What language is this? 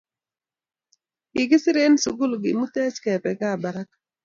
Kalenjin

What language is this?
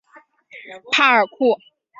Chinese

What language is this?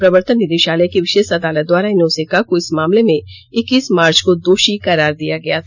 Hindi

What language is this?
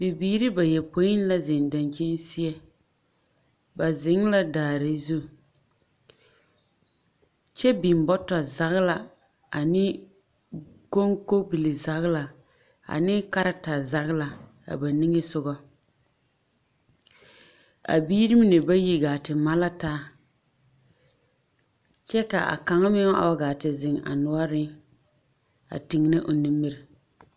Southern Dagaare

